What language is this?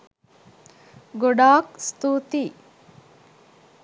Sinhala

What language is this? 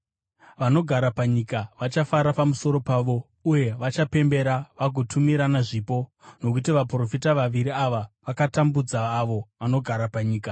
Shona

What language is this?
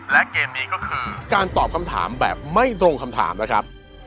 Thai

